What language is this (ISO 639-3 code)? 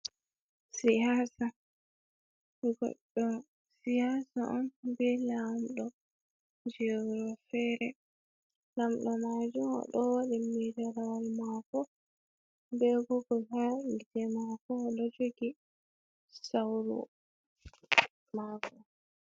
ful